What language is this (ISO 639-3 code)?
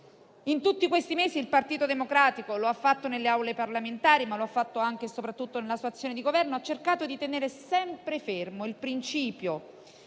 ita